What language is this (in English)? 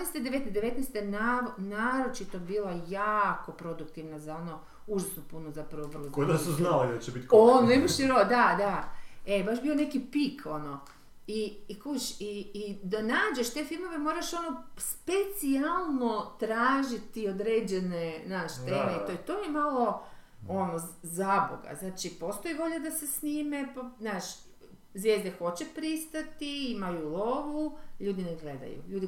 Croatian